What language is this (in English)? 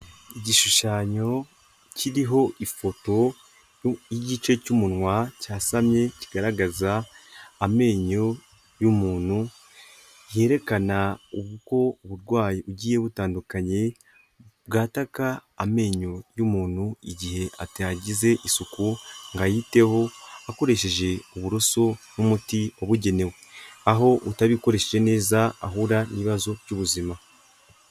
Kinyarwanda